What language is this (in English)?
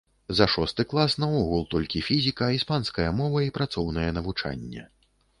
Belarusian